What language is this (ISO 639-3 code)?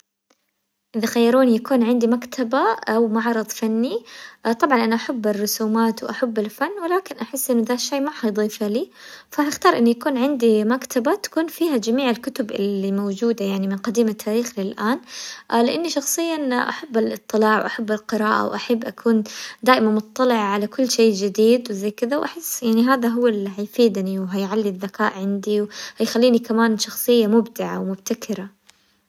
acw